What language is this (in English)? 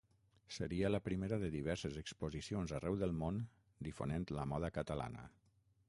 Catalan